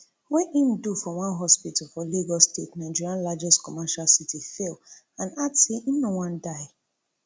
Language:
Nigerian Pidgin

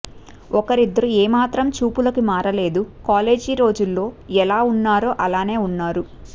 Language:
Telugu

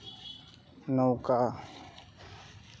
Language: Santali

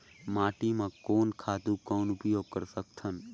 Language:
Chhattisgarhi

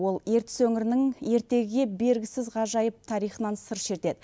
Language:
Kazakh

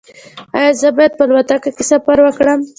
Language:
Pashto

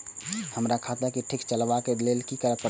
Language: Maithili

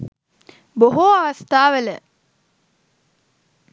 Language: Sinhala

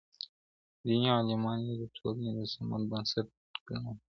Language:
Pashto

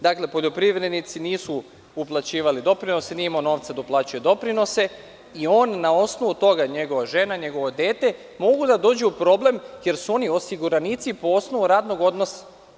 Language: Serbian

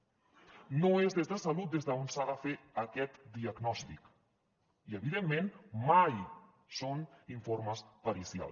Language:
Catalan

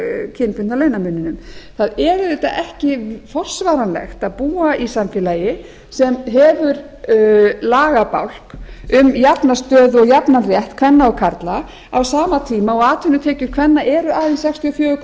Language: Icelandic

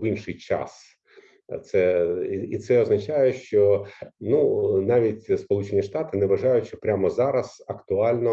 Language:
Ukrainian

